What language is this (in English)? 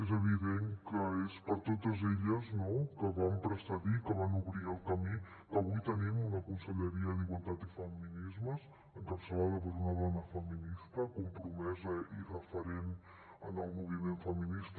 Catalan